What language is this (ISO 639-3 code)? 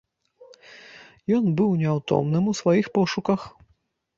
bel